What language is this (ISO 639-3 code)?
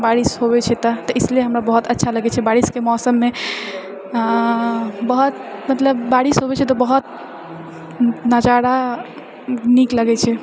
mai